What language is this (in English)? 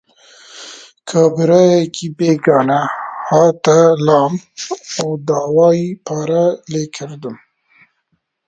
Central Kurdish